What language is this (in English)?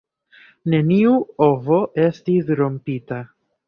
Esperanto